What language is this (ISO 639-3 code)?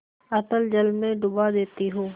hin